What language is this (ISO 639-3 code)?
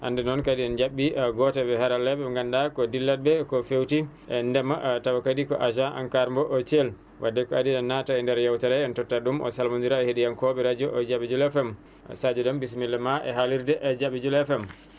ful